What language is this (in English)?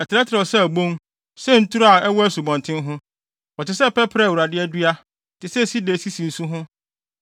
Akan